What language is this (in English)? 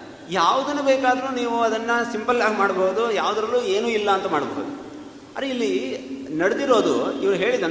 Kannada